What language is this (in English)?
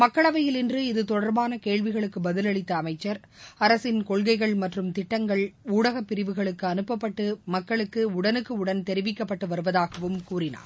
Tamil